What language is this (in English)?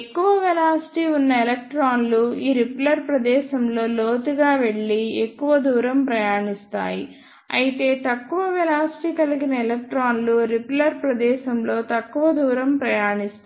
Telugu